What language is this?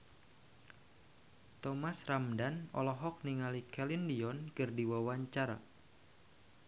Sundanese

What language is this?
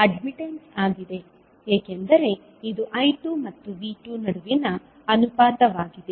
Kannada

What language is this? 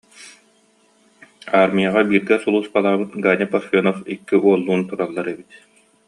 Yakut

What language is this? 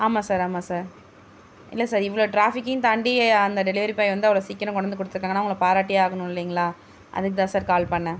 Tamil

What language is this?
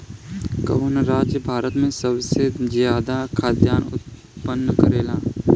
Bhojpuri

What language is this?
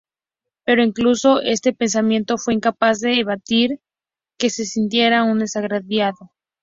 Spanish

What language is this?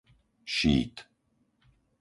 Slovak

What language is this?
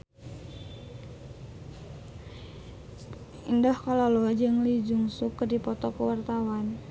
Sundanese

